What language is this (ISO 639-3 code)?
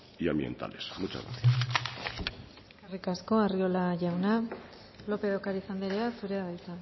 eus